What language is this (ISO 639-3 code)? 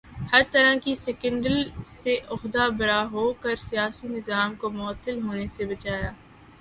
urd